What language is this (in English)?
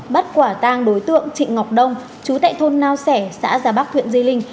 Vietnamese